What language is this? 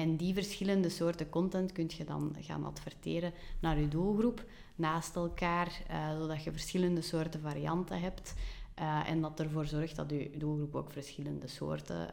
Dutch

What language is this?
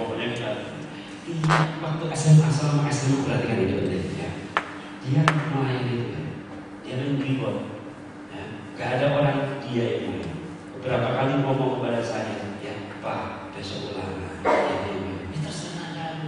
Indonesian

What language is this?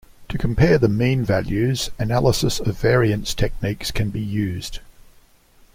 English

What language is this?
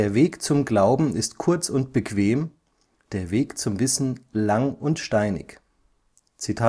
German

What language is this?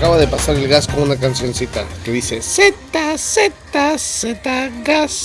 Spanish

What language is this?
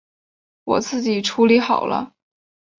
Chinese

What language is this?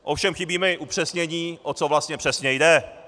Czech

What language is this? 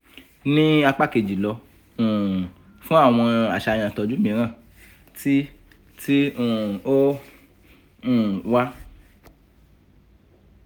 Yoruba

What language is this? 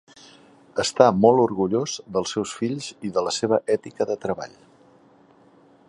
Catalan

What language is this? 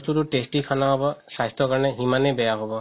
Assamese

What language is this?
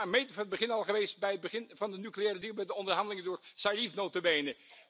Dutch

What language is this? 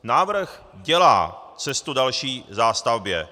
Czech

